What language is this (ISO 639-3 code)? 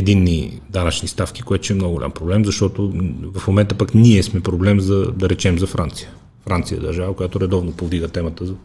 bul